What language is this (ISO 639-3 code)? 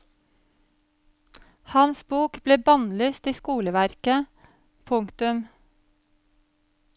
nor